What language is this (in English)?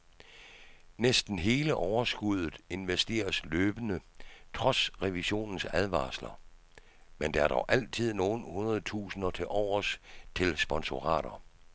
Danish